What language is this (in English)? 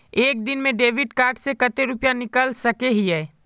Magahi